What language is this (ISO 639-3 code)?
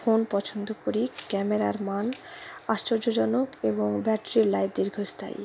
ben